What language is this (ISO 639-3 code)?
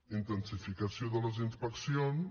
cat